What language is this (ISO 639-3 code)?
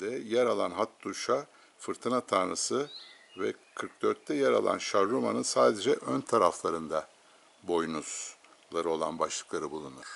tur